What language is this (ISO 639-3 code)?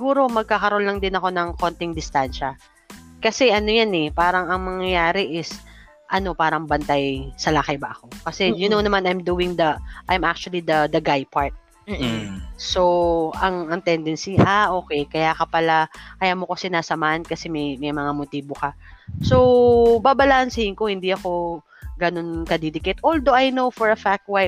fil